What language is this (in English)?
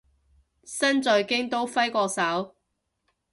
Cantonese